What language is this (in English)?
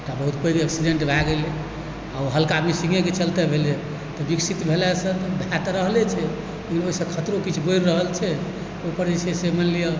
Maithili